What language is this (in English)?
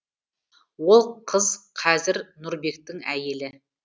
Kazakh